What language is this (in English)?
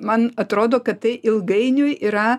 Lithuanian